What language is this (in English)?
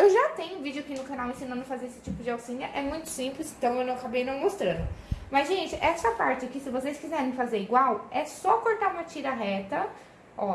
Portuguese